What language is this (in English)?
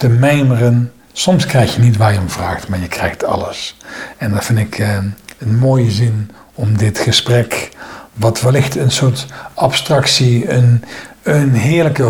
Dutch